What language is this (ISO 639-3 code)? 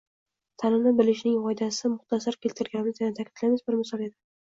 uzb